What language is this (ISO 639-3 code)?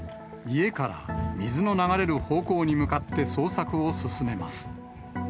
jpn